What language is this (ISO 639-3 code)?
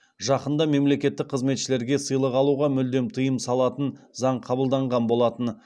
kaz